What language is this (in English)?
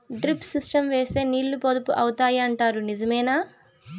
Telugu